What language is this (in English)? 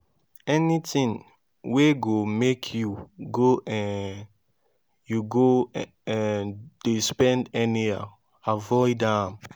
Nigerian Pidgin